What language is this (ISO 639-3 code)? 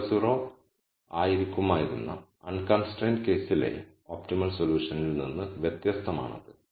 mal